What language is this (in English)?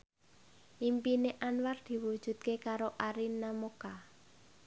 Javanese